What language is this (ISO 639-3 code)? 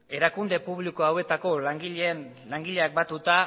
eus